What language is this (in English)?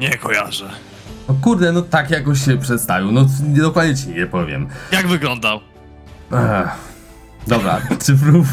Polish